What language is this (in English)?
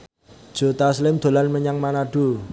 Javanese